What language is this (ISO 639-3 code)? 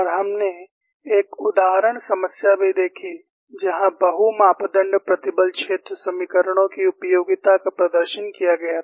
hin